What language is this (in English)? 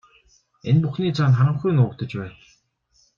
Mongolian